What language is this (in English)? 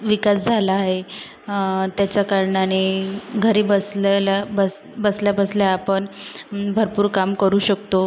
Marathi